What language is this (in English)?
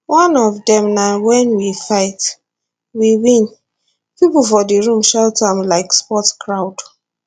Nigerian Pidgin